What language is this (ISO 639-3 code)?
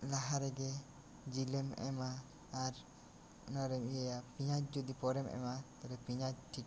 sat